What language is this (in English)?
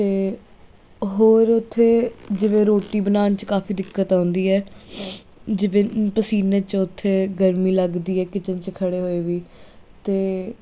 Punjabi